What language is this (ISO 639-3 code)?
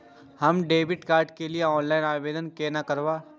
mai